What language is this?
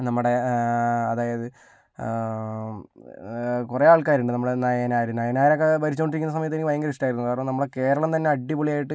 Malayalam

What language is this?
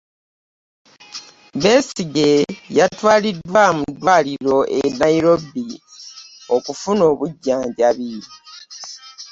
Ganda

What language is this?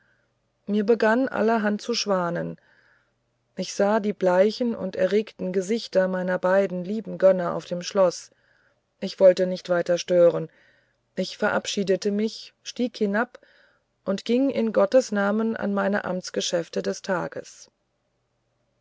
German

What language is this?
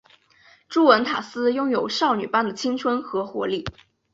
Chinese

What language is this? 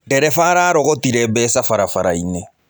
Kikuyu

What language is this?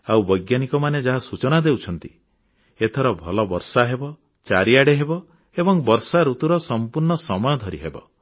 Odia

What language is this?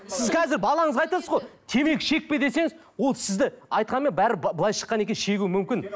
Kazakh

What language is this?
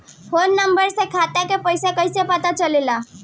Bhojpuri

